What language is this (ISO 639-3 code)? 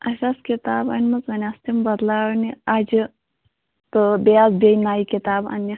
kas